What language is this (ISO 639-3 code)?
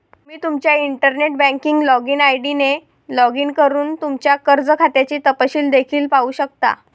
mar